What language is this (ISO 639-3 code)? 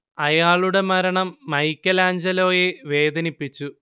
mal